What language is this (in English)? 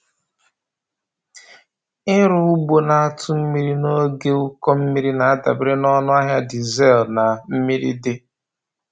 Igbo